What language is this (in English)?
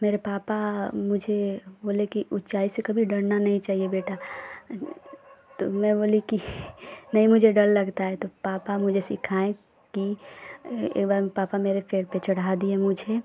Hindi